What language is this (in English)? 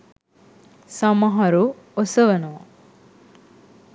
Sinhala